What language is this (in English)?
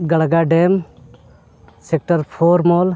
Santali